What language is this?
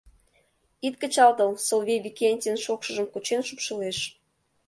Mari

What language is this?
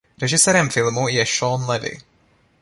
Czech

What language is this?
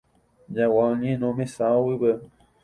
Guarani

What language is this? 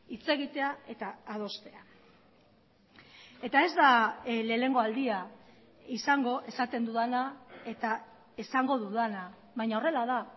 Basque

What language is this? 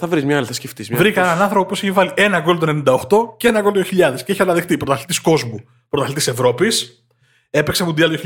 Greek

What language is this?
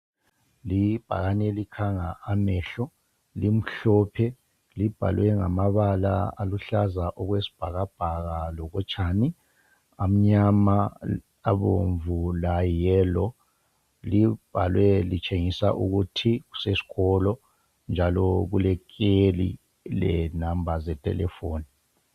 North Ndebele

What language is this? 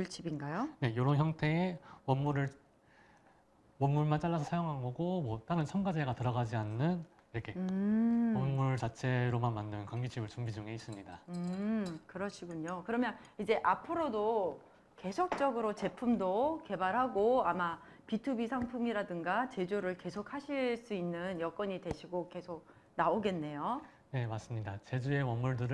Korean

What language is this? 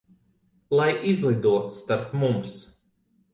Latvian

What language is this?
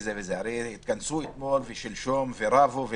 Hebrew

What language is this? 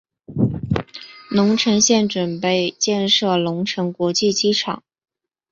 Chinese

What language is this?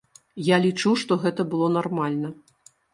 Belarusian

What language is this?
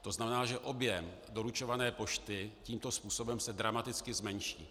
Czech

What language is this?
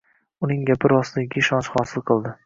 Uzbek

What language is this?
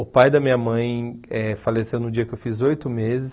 Portuguese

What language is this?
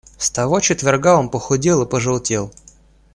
Russian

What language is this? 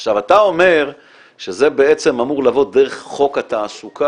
Hebrew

